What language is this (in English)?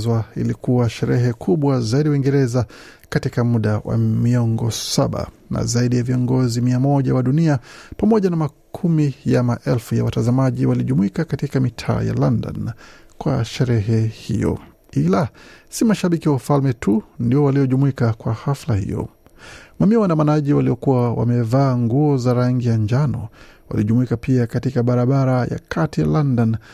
Swahili